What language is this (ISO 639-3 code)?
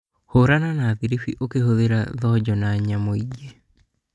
kik